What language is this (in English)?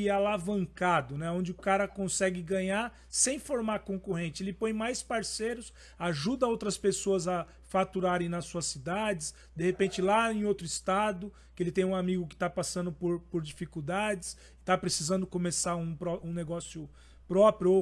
Portuguese